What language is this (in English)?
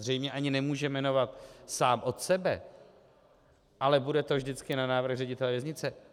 Czech